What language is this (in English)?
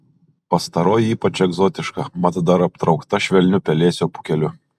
Lithuanian